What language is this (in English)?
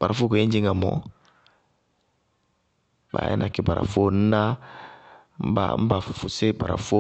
Bago-Kusuntu